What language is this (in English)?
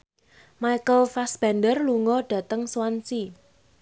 Javanese